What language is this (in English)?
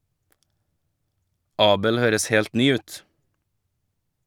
Norwegian